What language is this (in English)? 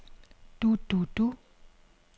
Danish